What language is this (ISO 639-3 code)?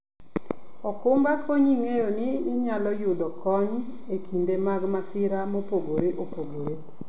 luo